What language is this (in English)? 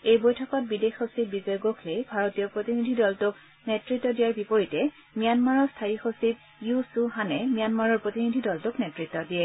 Assamese